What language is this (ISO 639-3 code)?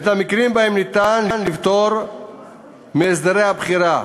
heb